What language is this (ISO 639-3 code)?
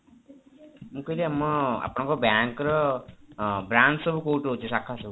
ori